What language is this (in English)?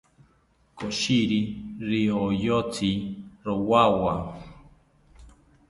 South Ucayali Ashéninka